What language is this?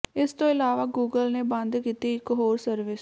Punjabi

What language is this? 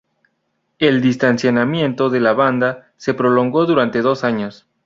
Spanish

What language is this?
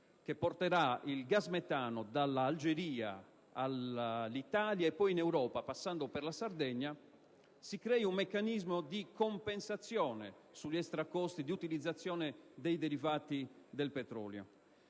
Italian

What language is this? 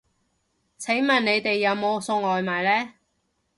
Cantonese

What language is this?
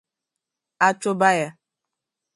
Igbo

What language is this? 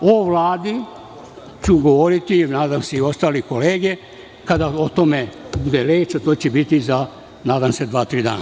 Serbian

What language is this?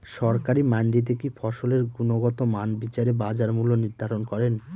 Bangla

